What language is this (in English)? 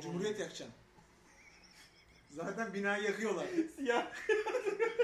Turkish